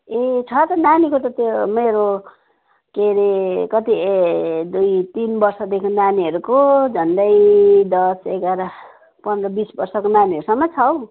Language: Nepali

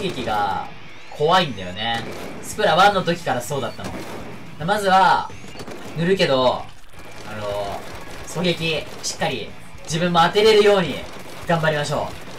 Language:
Japanese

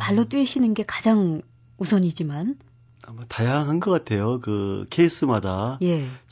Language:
Korean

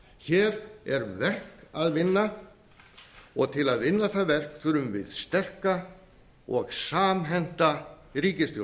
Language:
Icelandic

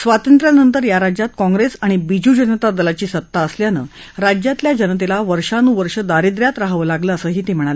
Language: Marathi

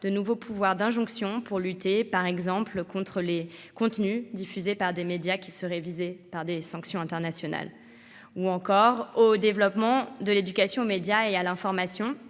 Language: French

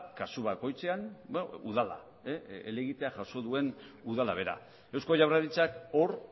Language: Basque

